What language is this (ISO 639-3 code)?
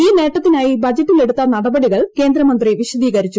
mal